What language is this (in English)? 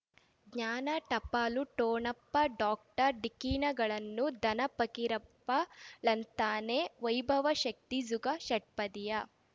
Kannada